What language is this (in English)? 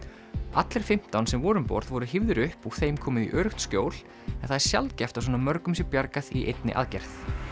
Icelandic